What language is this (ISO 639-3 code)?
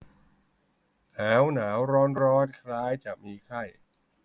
tha